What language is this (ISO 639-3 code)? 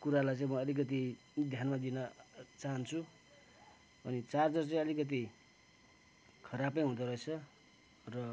nep